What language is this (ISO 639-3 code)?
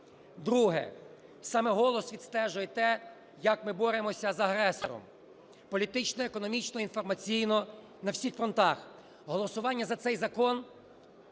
ukr